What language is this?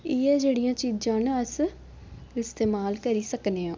Dogri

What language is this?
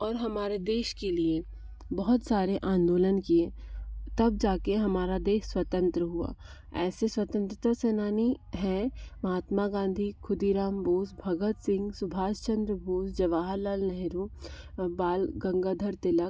Hindi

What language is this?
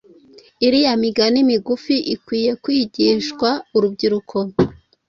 Kinyarwanda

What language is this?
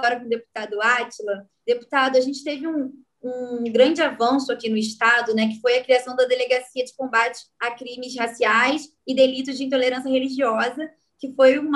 Portuguese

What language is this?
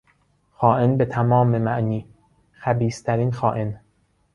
Persian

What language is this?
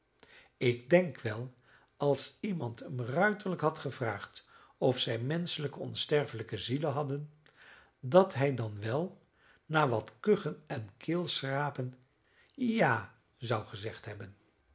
Dutch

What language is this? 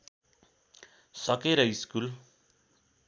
Nepali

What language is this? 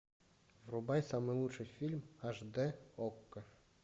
Russian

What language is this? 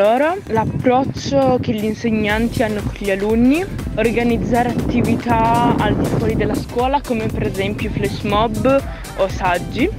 Italian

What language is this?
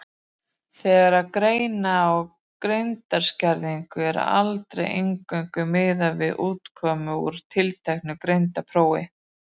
Icelandic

